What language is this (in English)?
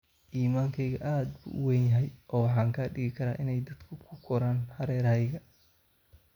Somali